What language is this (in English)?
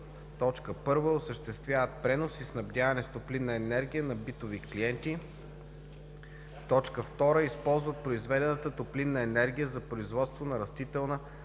Bulgarian